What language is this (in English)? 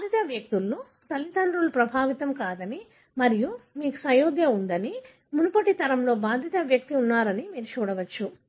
Telugu